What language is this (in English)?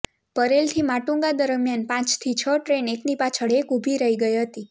Gujarati